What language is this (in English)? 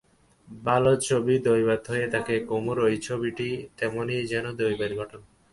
Bangla